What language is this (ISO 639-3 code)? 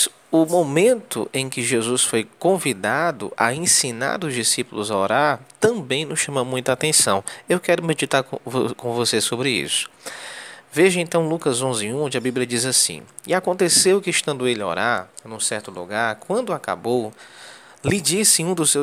por